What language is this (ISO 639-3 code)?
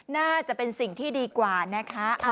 tha